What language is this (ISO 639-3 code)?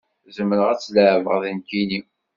kab